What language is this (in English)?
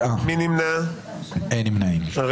Hebrew